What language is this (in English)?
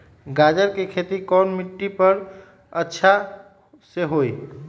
Magahi